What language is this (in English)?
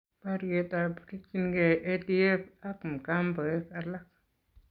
Kalenjin